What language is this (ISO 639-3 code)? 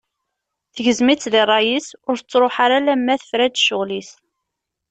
kab